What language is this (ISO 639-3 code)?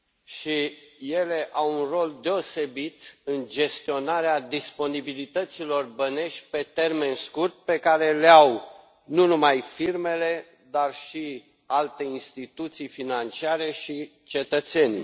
ron